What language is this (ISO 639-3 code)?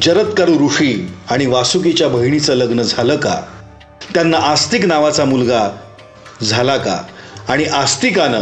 mar